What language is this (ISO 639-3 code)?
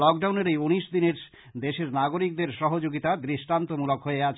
ben